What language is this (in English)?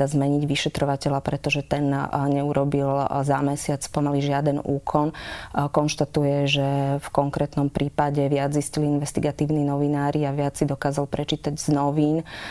Slovak